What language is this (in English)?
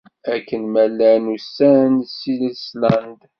Kabyle